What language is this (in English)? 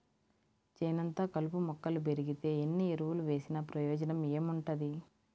Telugu